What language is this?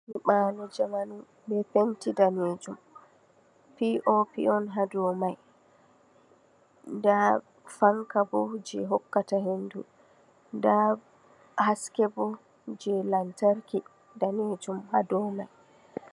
Fula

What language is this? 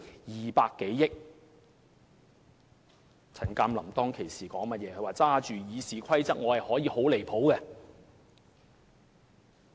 Cantonese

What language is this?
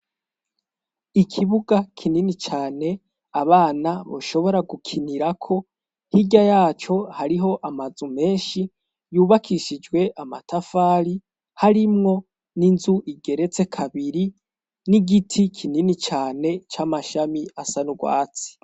Rundi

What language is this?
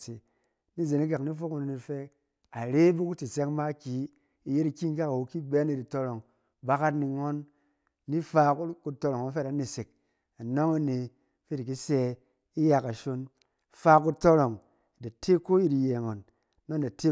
Cen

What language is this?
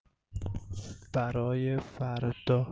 Russian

